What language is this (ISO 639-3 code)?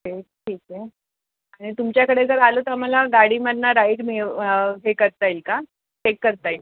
mar